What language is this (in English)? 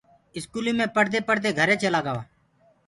Gurgula